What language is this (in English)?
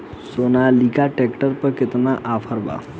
Bhojpuri